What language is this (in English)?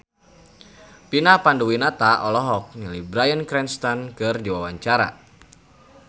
Sundanese